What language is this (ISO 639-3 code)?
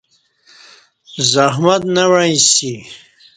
bsh